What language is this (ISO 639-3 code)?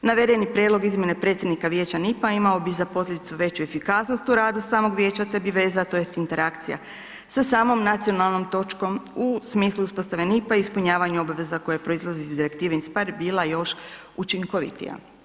hrv